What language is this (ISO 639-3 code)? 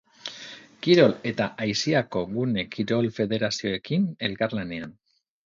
eus